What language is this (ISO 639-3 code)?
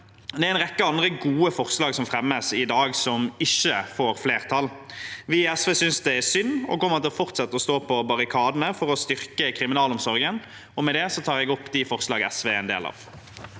nor